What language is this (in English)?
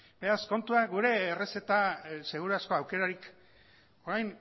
Basque